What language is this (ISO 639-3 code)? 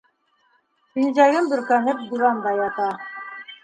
bak